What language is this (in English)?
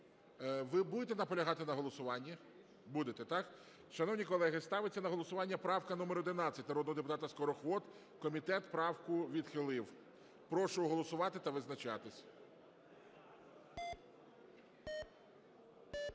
Ukrainian